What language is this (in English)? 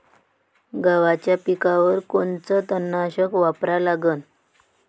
Marathi